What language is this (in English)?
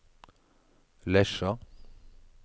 Norwegian